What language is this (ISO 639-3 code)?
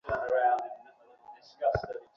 ben